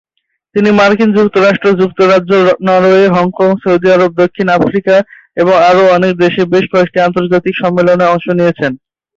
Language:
Bangla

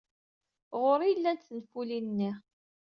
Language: Kabyle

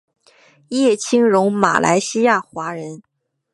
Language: Chinese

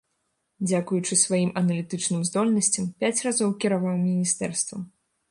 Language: Belarusian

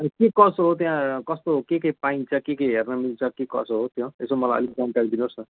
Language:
Nepali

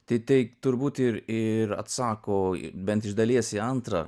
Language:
Lithuanian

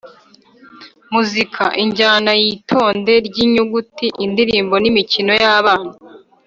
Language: Kinyarwanda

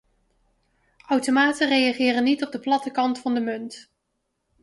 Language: Dutch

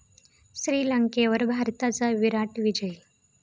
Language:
Marathi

